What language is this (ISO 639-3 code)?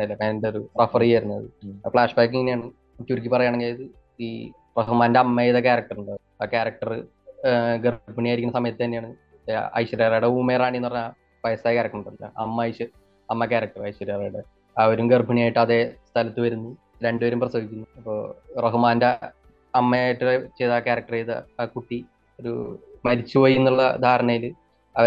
mal